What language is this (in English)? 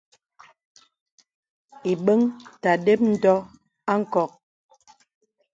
Bebele